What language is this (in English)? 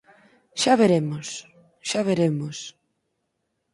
Galician